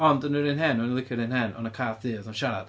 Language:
Welsh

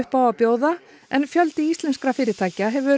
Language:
Icelandic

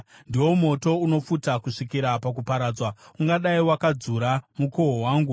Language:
Shona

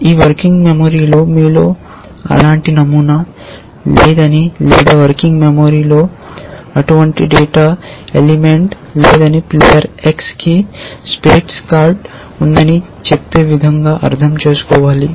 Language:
Telugu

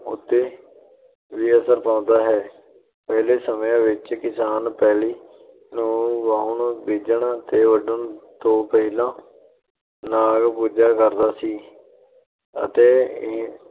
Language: Punjabi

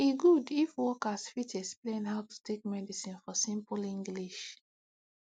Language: Nigerian Pidgin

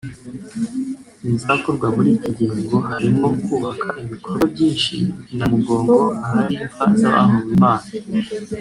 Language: Kinyarwanda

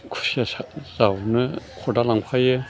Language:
Bodo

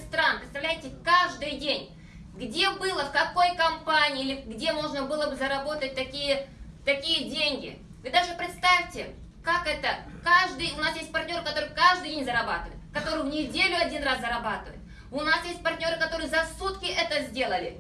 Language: Russian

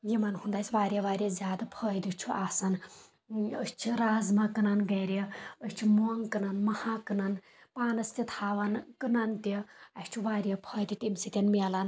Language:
Kashmiri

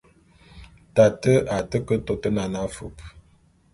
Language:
Bulu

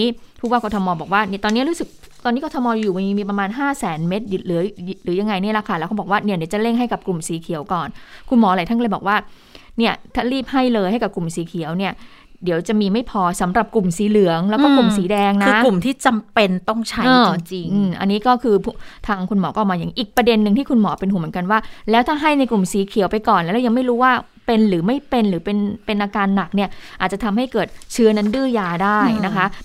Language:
Thai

